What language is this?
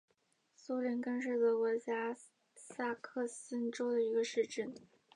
Chinese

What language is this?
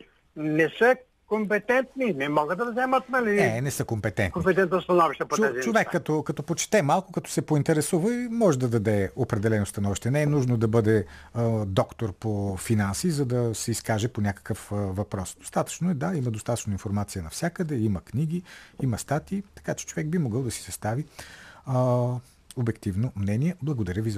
Bulgarian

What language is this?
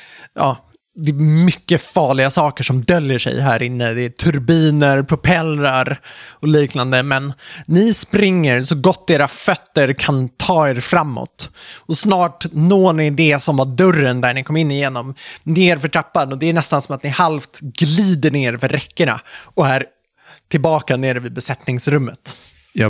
Swedish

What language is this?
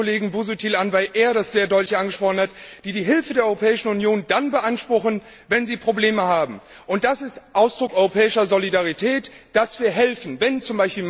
German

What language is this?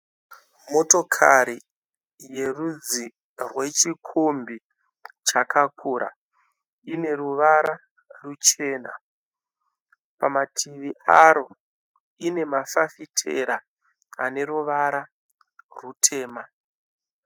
Shona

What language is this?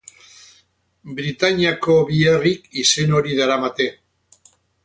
Basque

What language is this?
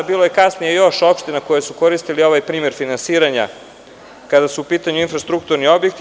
Serbian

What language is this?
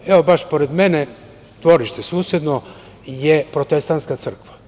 Serbian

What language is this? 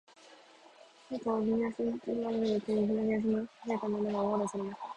Japanese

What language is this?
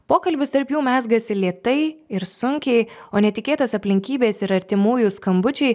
Lithuanian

